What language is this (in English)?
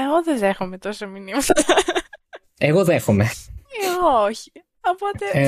Greek